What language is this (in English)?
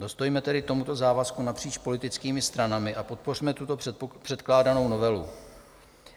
Czech